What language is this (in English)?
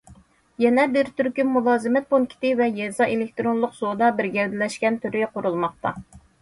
Uyghur